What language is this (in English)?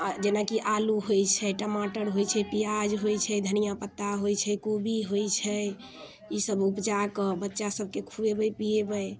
Maithili